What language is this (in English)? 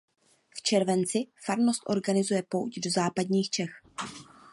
Czech